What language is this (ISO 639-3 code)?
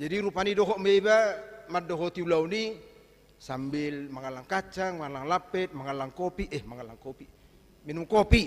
ind